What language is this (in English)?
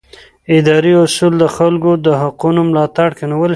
Pashto